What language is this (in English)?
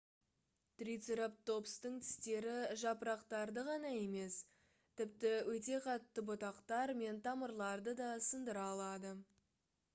Kazakh